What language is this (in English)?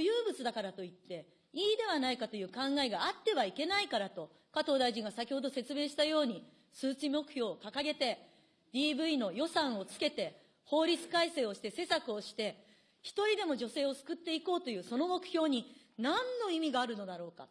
Japanese